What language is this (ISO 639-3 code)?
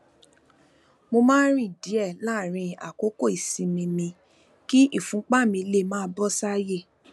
yor